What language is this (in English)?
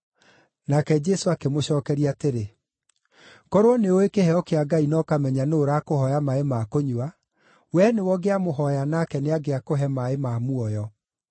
Kikuyu